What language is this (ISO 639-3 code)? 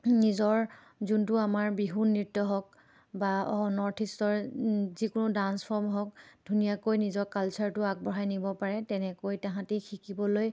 asm